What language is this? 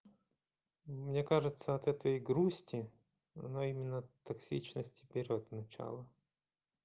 Russian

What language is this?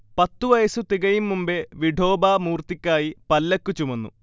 Malayalam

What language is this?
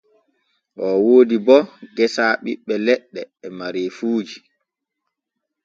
Borgu Fulfulde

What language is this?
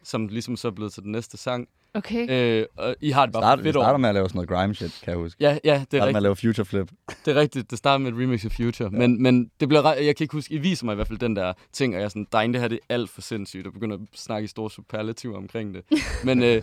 Danish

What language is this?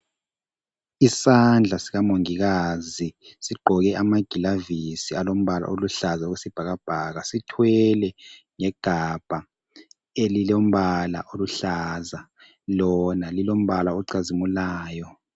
North Ndebele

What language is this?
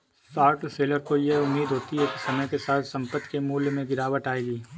Hindi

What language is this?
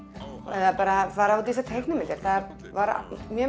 Icelandic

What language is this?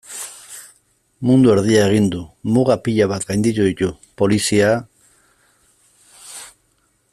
Basque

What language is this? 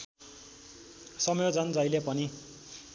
Nepali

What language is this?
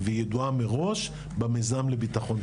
Hebrew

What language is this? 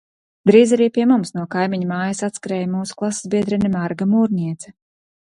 Latvian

